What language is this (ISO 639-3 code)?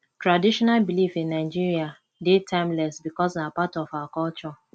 pcm